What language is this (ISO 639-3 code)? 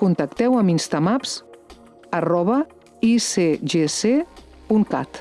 cat